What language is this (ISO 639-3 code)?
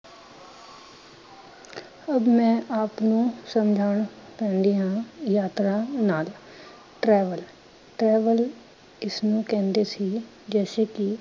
pan